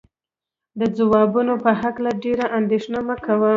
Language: Pashto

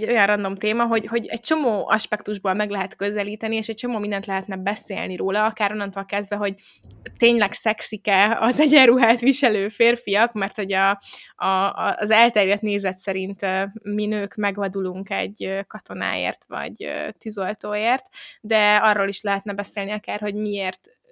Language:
Hungarian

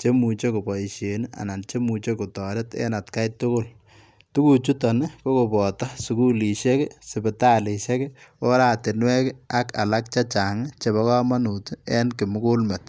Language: Kalenjin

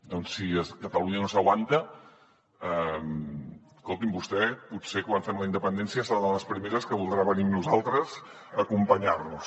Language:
Catalan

